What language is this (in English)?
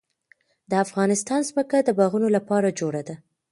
Pashto